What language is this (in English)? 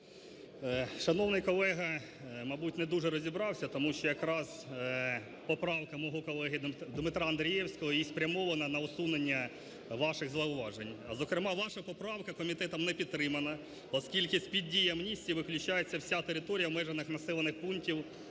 Ukrainian